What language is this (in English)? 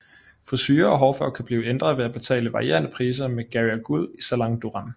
Danish